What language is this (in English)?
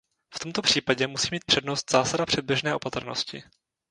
Czech